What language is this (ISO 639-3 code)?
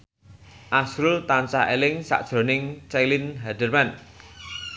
jav